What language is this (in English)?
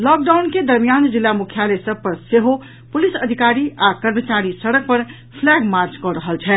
Maithili